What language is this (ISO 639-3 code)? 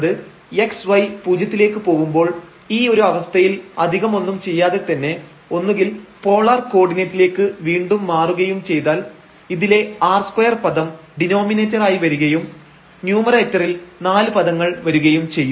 mal